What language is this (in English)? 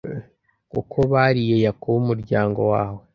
Kinyarwanda